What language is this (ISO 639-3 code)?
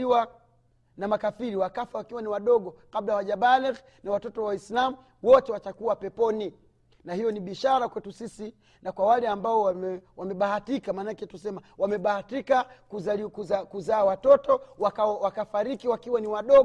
swa